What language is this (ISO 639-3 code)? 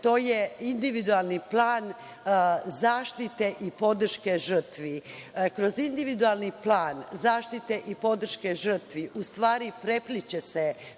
srp